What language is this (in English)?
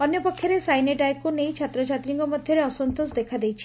Odia